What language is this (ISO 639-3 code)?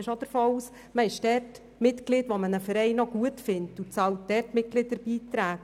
gsw